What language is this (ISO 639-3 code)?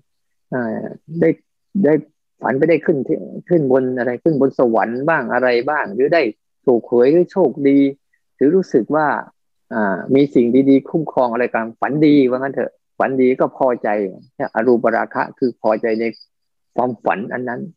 tha